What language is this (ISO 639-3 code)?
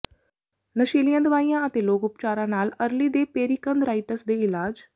pan